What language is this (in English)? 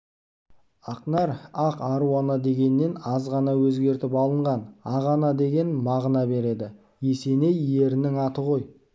Kazakh